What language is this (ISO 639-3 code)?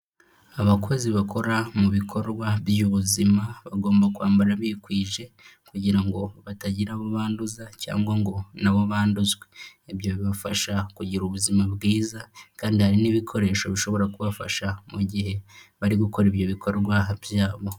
kin